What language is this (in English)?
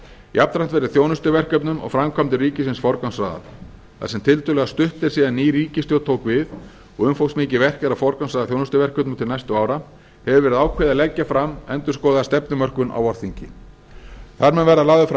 Icelandic